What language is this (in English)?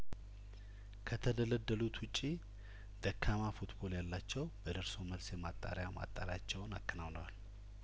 Amharic